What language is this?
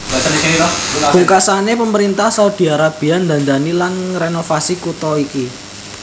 Javanese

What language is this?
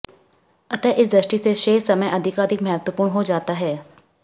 Hindi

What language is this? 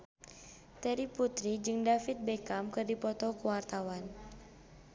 Sundanese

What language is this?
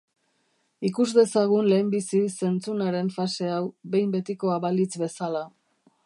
Basque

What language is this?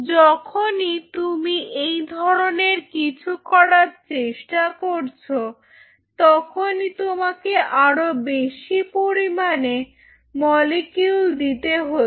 Bangla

